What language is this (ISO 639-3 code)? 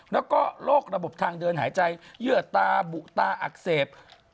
tha